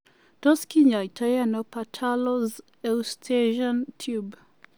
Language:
Kalenjin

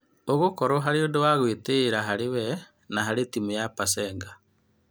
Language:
Kikuyu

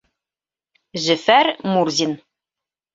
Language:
Bashkir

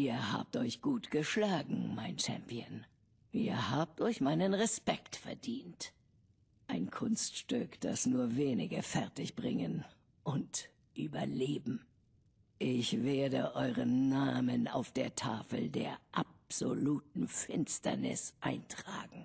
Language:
German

